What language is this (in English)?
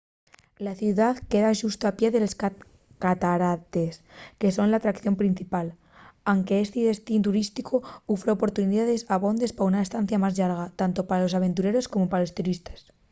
Asturian